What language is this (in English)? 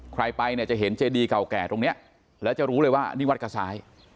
Thai